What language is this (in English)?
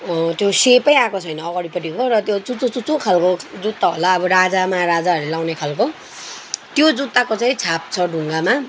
Nepali